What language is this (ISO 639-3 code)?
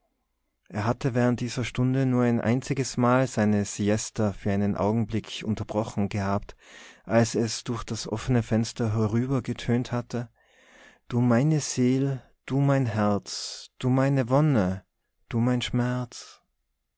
deu